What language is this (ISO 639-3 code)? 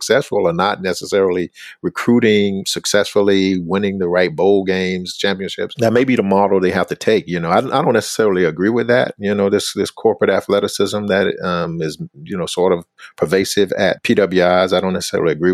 eng